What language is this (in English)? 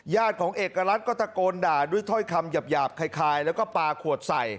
Thai